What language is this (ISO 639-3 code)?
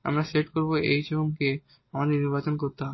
ben